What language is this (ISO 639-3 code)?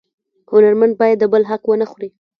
pus